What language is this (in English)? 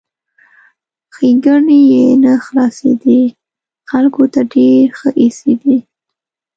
Pashto